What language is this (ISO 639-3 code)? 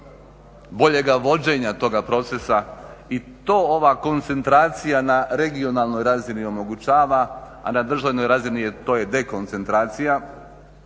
hrv